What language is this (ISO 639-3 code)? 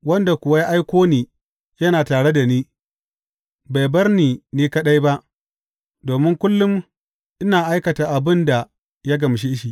hau